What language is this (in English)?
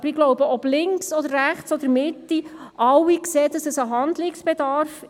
Swiss German